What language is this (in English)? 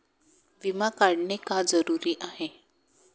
Marathi